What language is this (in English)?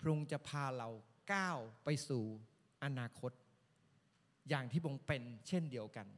Thai